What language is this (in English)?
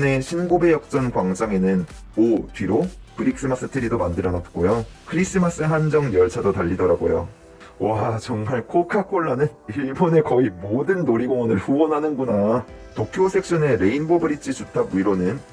Korean